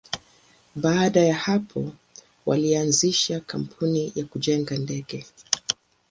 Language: Swahili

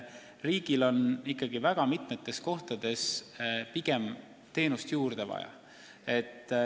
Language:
Estonian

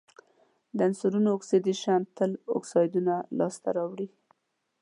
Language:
Pashto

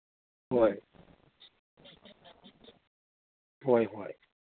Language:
Manipuri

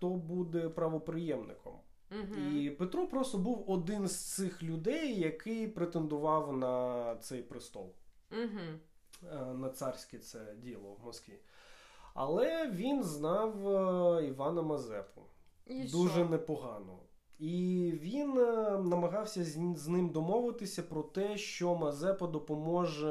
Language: Ukrainian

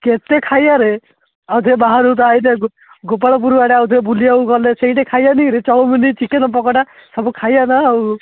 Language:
Odia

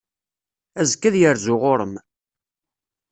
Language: Kabyle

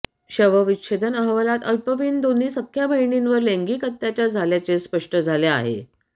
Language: Marathi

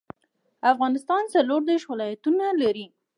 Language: Pashto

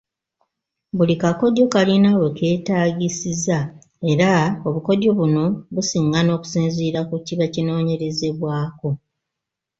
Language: Ganda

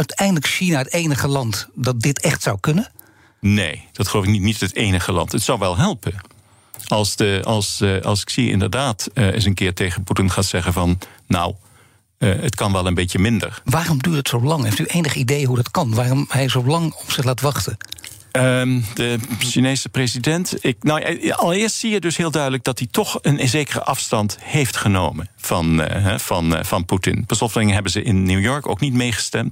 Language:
Dutch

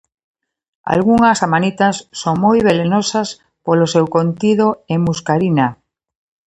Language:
Galician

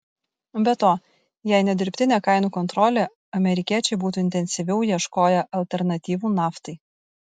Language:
Lithuanian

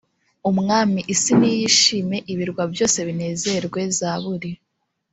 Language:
Kinyarwanda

